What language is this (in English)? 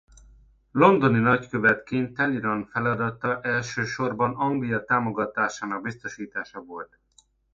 Hungarian